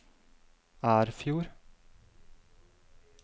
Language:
Norwegian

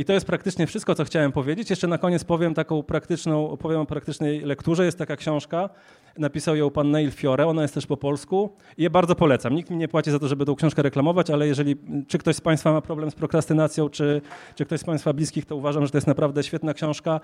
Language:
Polish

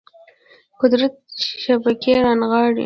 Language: Pashto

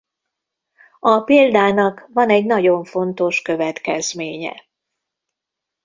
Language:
Hungarian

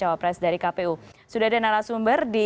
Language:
Indonesian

